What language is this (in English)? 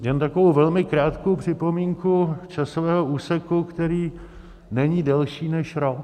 Czech